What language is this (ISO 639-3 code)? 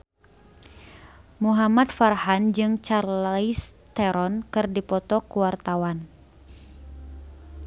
sun